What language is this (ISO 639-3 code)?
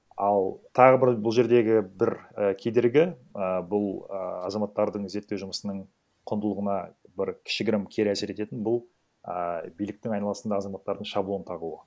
kaz